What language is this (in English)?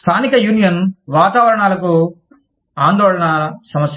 Telugu